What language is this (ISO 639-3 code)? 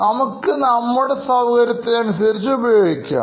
mal